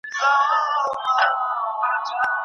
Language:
Pashto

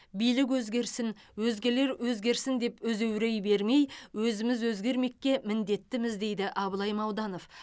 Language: Kazakh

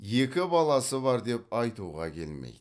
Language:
Kazakh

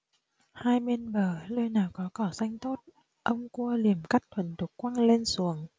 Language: Vietnamese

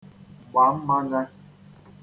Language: Igbo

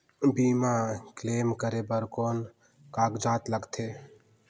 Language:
Chhattisgarhi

